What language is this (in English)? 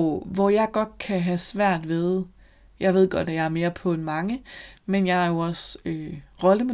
Danish